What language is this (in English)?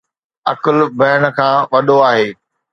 Sindhi